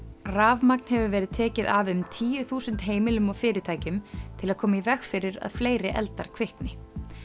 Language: Icelandic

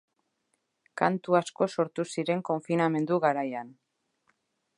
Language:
Basque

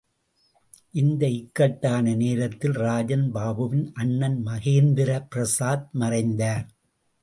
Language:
Tamil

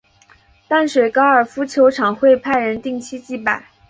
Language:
Chinese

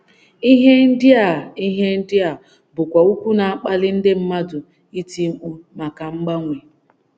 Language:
Igbo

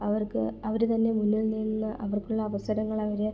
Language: Malayalam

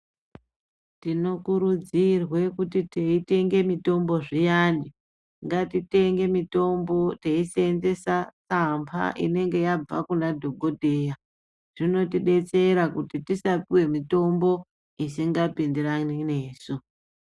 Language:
Ndau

